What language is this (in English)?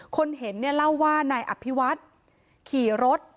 Thai